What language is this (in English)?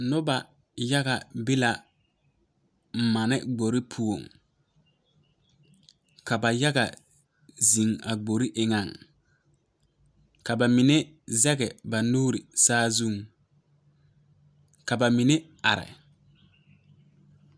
Southern Dagaare